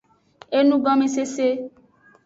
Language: Aja (Benin)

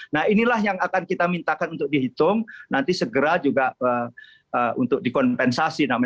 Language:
Indonesian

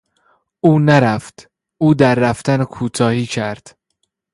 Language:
Persian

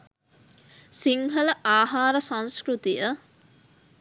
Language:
Sinhala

